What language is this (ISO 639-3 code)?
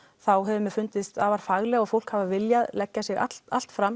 isl